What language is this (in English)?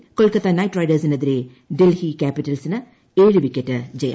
Malayalam